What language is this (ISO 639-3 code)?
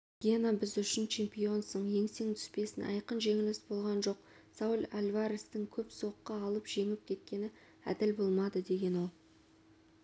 kaz